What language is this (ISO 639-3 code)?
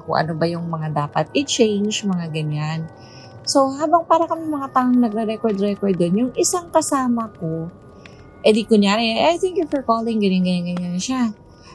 fil